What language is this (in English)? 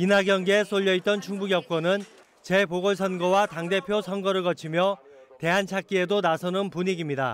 Korean